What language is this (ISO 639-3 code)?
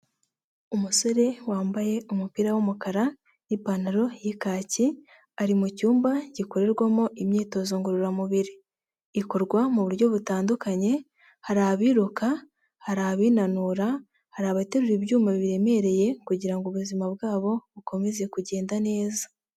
kin